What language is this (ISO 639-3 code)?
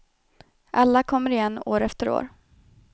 swe